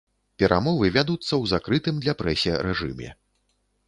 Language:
Belarusian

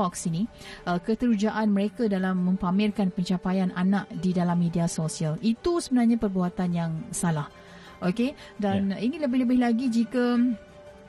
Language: Malay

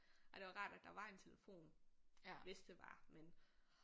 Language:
Danish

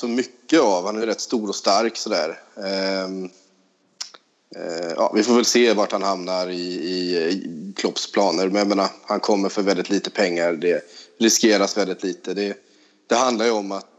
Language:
Swedish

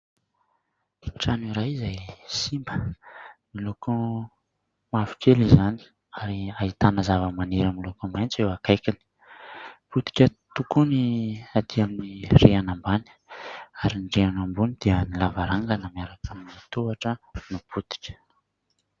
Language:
Malagasy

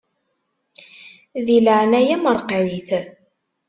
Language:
Kabyle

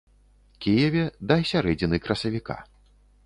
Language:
Belarusian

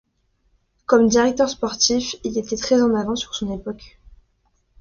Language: French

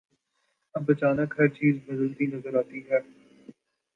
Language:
Urdu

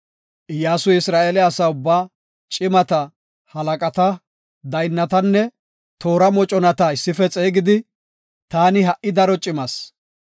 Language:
Gofa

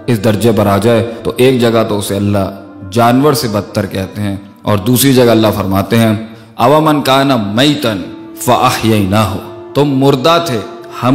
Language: Urdu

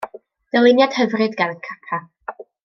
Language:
Welsh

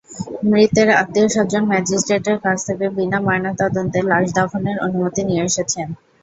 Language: Bangla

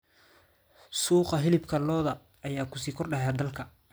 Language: Somali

